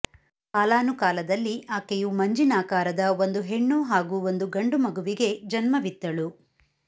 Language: Kannada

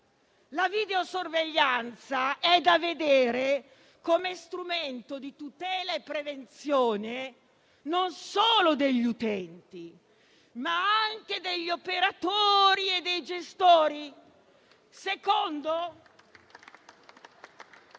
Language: Italian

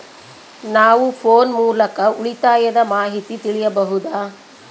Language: Kannada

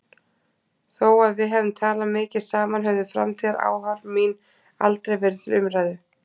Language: Icelandic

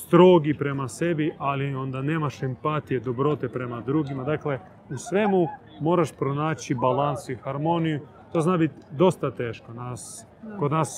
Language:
Croatian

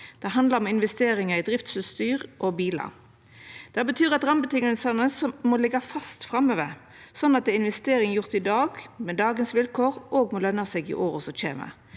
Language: Norwegian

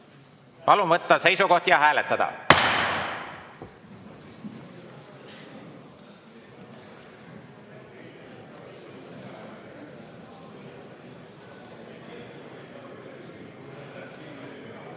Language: Estonian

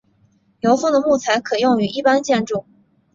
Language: Chinese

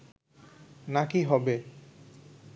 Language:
Bangla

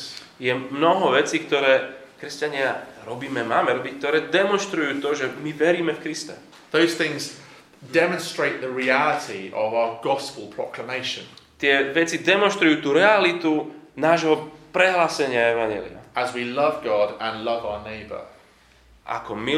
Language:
Slovak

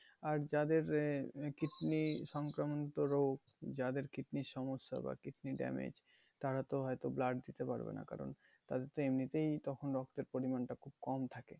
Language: Bangla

